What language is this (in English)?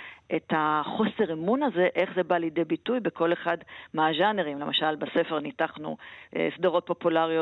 Hebrew